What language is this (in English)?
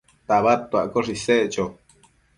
Matsés